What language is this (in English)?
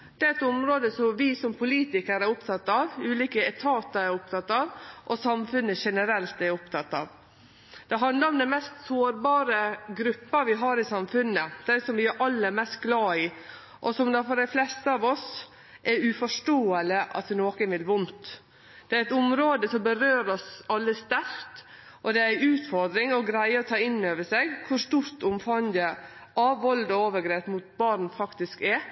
Norwegian Nynorsk